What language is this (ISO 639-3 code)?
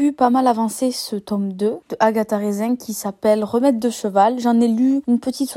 fra